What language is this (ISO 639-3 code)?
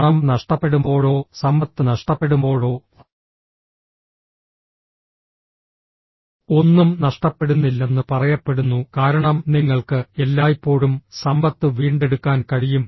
mal